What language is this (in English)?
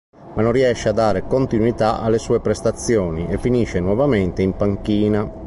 Italian